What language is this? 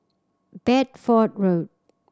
English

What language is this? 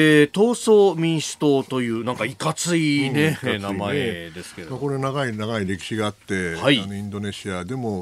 Japanese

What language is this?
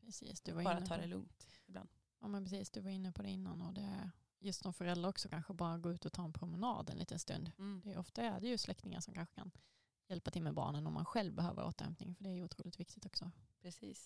Swedish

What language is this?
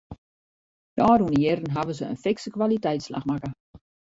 Western Frisian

